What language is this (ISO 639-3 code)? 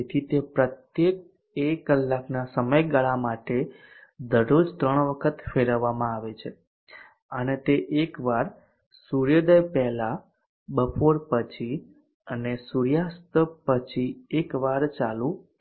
guj